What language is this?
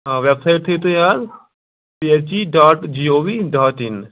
Kashmiri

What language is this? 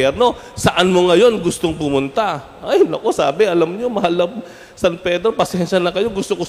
Filipino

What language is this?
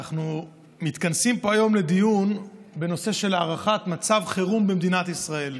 Hebrew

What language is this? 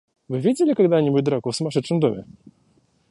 Russian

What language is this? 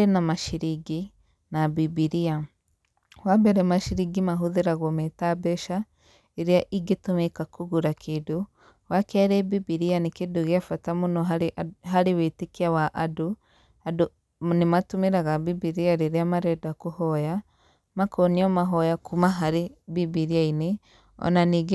Kikuyu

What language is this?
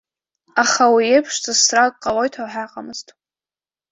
Abkhazian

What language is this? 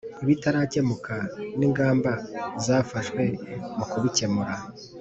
Kinyarwanda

